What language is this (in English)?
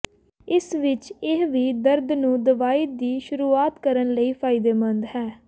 Punjabi